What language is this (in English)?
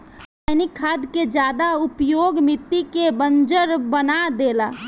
Bhojpuri